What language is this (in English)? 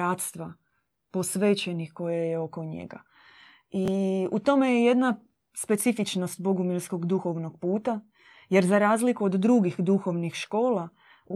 Croatian